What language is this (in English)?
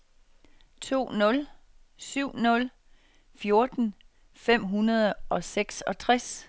Danish